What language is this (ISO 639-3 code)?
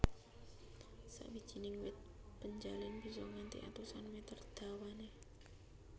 jav